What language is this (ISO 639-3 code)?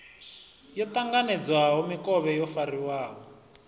ven